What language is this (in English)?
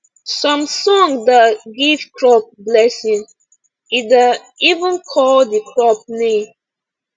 Nigerian Pidgin